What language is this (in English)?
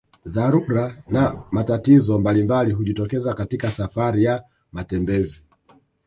Swahili